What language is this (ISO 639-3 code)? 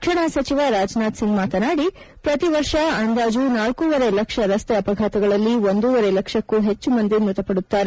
kan